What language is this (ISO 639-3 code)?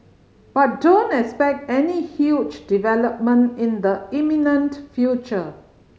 eng